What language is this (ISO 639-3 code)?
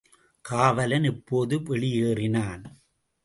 tam